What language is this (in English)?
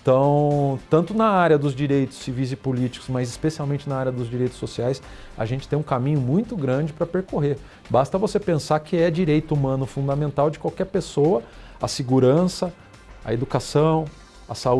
Portuguese